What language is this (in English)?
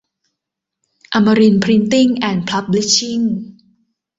Thai